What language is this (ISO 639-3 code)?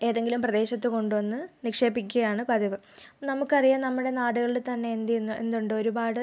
mal